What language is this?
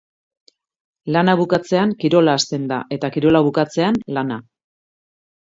Basque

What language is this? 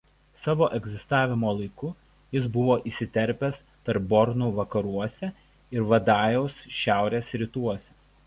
Lithuanian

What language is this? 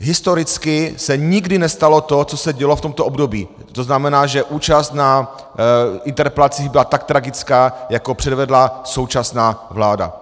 Czech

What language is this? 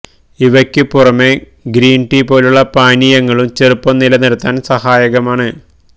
Malayalam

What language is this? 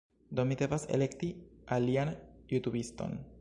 Esperanto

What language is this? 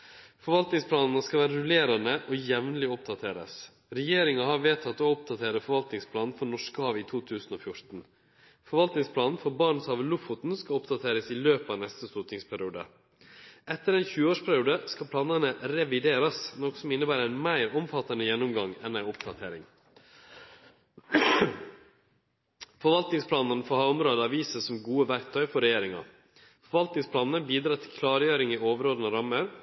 Norwegian Nynorsk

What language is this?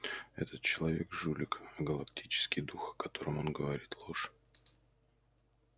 Russian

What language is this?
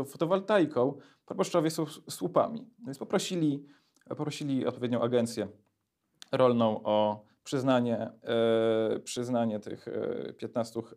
Polish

